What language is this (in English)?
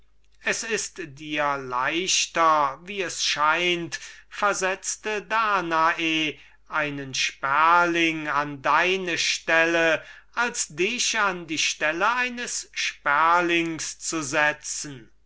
German